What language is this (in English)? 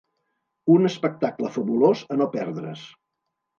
Catalan